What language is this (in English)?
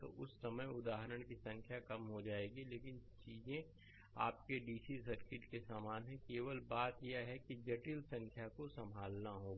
Hindi